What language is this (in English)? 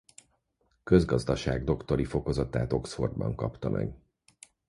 Hungarian